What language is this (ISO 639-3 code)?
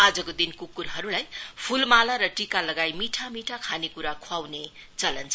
nep